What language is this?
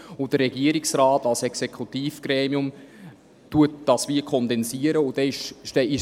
Swiss German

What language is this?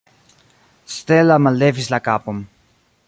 Esperanto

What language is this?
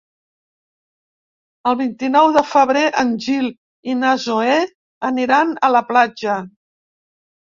Catalan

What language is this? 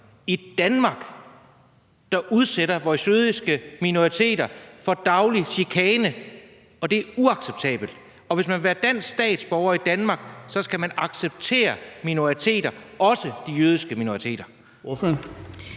Danish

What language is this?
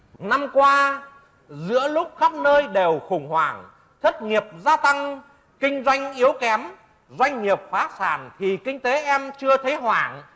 Vietnamese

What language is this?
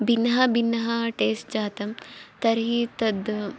Sanskrit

